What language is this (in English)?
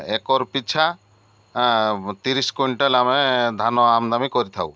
Odia